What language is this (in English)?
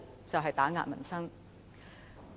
Cantonese